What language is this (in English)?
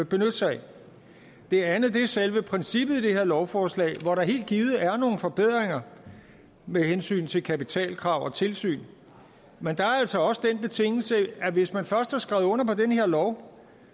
Danish